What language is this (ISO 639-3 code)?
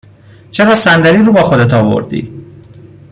fas